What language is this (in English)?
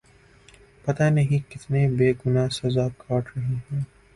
Urdu